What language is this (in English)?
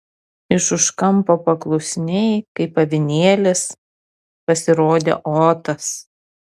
Lithuanian